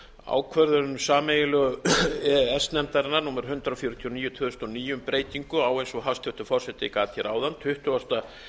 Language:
Icelandic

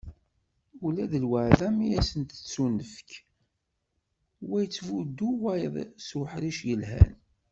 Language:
Kabyle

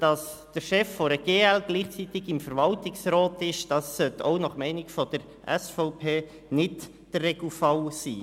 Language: Swiss German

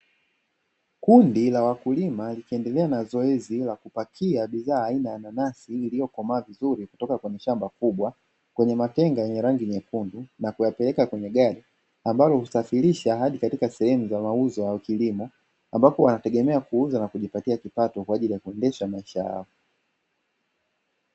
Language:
Swahili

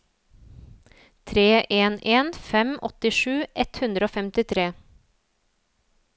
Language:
Norwegian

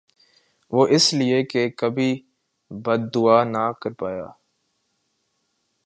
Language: Urdu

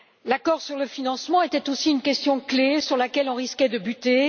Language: French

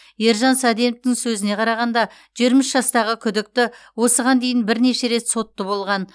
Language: Kazakh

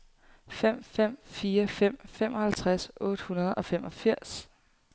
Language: Danish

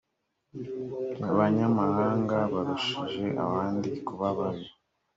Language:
Kinyarwanda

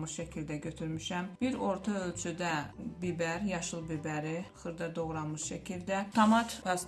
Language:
Turkish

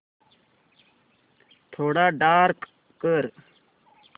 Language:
Marathi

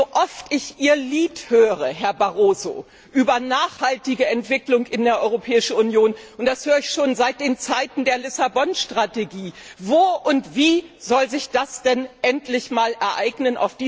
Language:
German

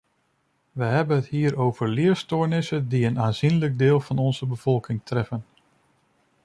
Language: Dutch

